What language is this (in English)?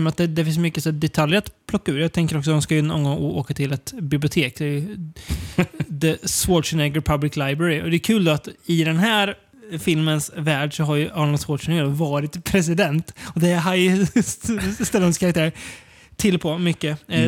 Swedish